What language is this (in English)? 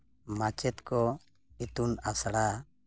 Santali